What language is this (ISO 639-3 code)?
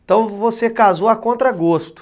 por